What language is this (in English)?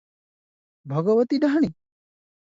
Odia